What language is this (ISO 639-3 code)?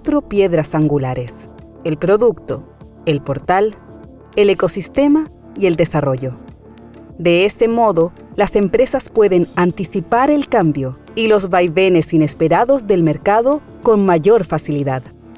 spa